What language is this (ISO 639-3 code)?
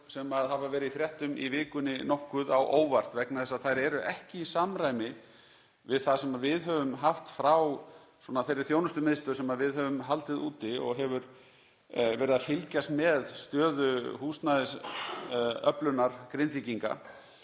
isl